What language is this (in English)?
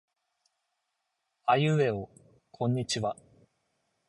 Japanese